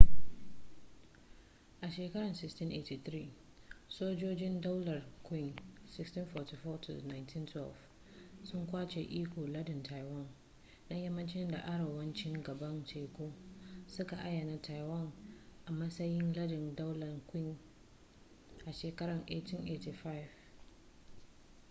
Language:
Hausa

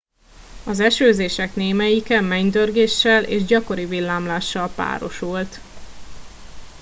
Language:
Hungarian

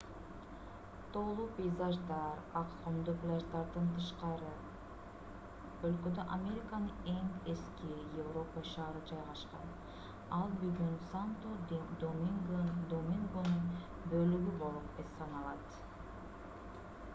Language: Kyrgyz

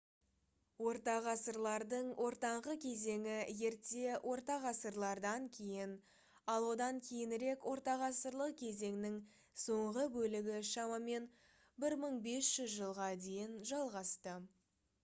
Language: Kazakh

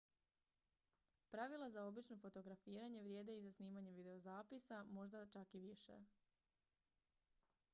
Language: Croatian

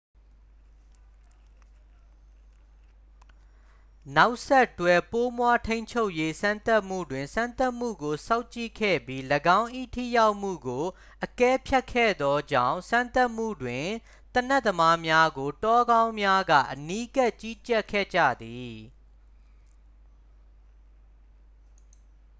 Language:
Burmese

